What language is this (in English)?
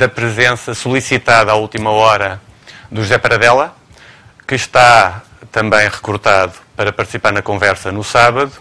Portuguese